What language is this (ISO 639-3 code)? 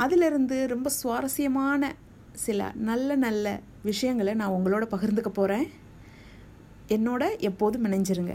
tam